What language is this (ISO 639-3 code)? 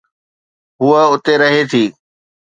snd